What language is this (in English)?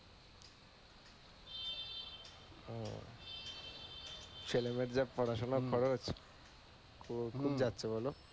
Bangla